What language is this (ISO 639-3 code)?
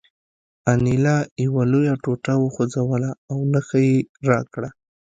pus